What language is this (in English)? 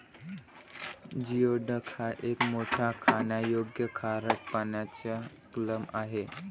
Marathi